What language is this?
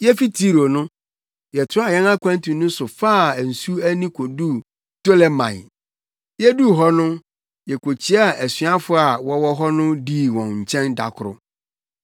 Akan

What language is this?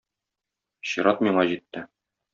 Tatar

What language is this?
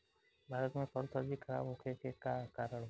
Bhojpuri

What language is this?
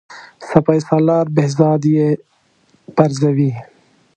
Pashto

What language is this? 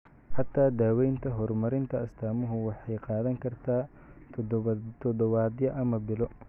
Somali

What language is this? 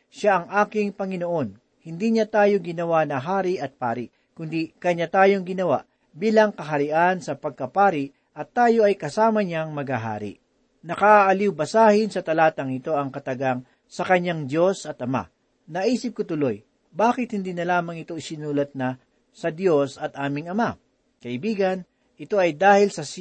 Filipino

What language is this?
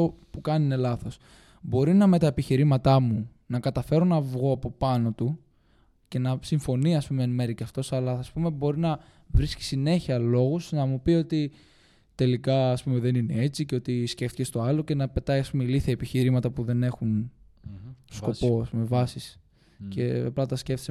Greek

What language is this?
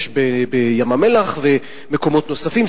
Hebrew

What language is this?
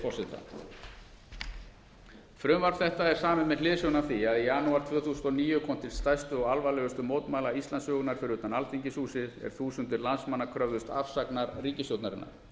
Icelandic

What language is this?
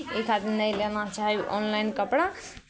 Maithili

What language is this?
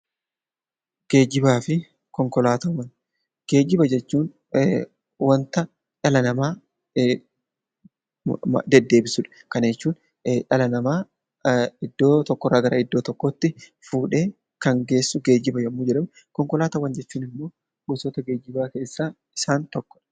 Oromo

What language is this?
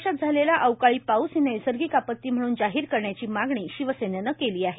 Marathi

